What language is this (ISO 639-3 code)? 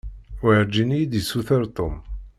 kab